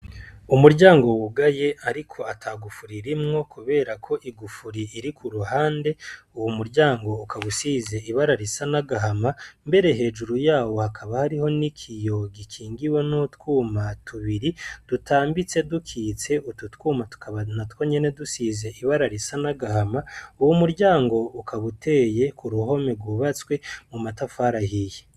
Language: Rundi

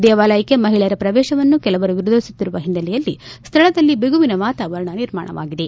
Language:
Kannada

